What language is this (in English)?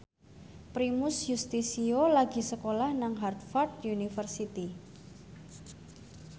Javanese